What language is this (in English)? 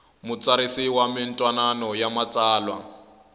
Tsonga